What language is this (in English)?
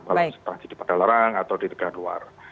Indonesian